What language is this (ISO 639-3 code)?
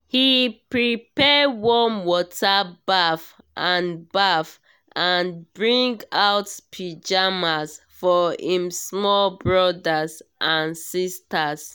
pcm